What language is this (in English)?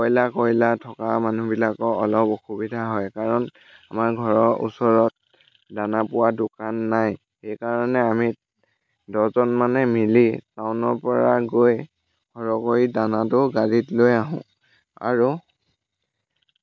Assamese